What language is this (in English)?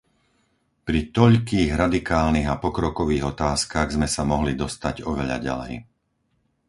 Slovak